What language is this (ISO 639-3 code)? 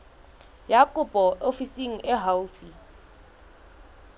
sot